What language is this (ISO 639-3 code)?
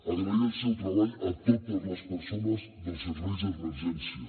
cat